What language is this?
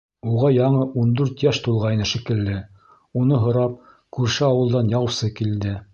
Bashkir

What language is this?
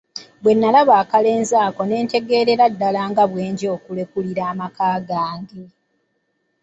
Ganda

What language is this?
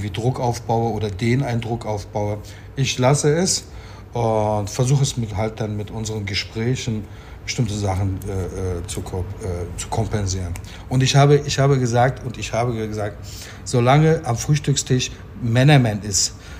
German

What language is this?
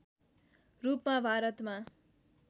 Nepali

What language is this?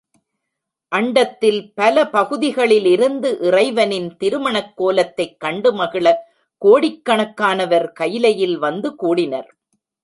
Tamil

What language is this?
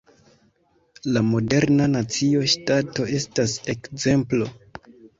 Esperanto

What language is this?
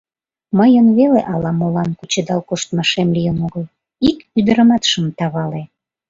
Mari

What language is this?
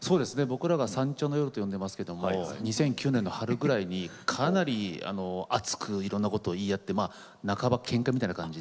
Japanese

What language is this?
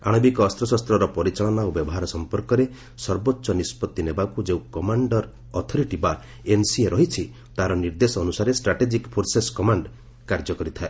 Odia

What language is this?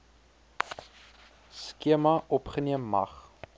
Afrikaans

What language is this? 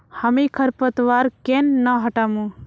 Magahi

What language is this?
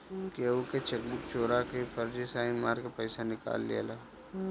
Bhojpuri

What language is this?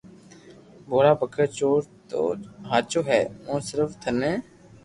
Loarki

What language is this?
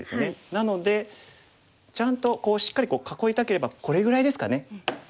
Japanese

